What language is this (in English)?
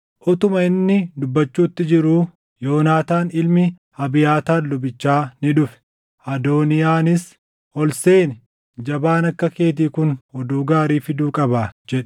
Oromo